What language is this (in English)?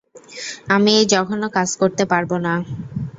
Bangla